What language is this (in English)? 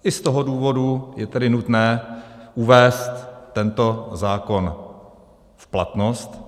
Czech